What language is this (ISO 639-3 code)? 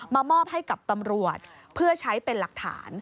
tha